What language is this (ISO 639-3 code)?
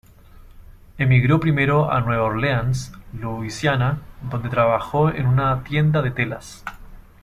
spa